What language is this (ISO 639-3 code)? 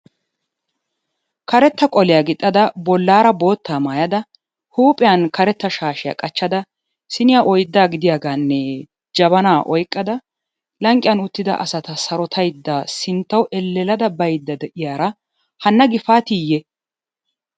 wal